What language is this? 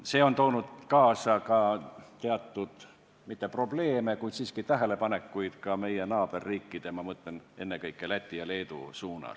Estonian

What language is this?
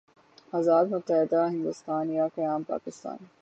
Urdu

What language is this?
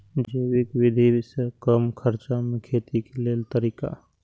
Maithili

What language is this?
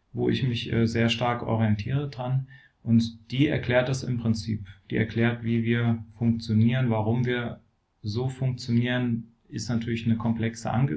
German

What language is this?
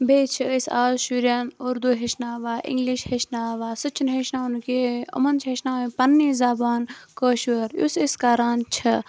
Kashmiri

